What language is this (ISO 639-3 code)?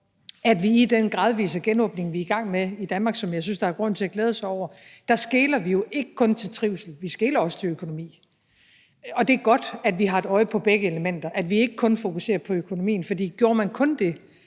dan